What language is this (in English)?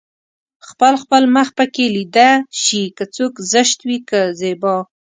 Pashto